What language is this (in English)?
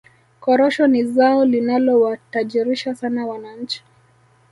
Swahili